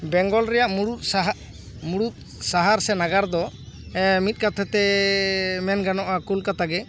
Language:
Santali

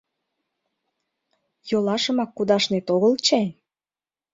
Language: Mari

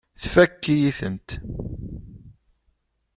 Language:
Kabyle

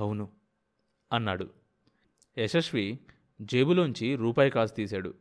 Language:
Telugu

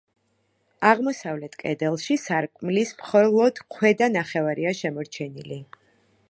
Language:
Georgian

